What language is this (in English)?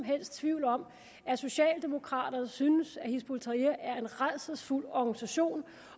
Danish